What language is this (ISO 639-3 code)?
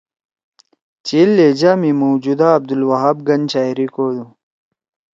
trw